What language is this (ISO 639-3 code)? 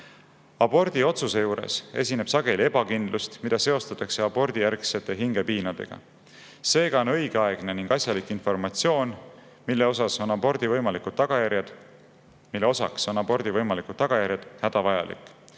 est